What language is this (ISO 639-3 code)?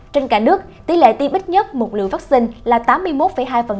vie